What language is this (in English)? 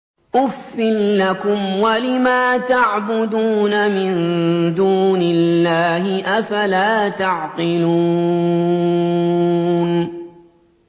Arabic